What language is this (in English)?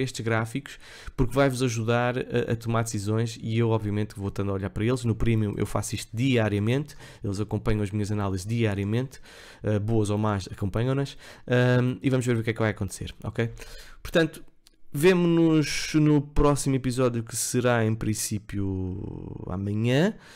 Portuguese